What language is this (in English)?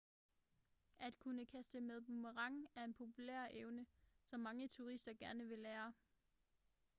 Danish